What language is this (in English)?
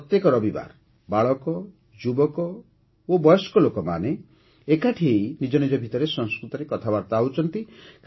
Odia